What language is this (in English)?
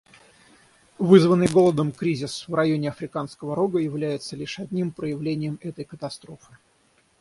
Russian